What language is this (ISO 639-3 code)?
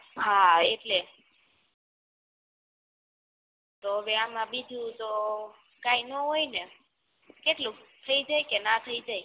guj